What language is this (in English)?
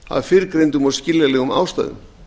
Icelandic